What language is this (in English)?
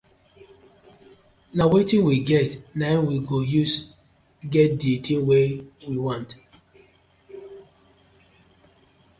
Nigerian Pidgin